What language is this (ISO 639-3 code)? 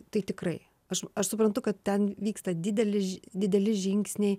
lit